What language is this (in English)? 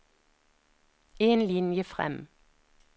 Norwegian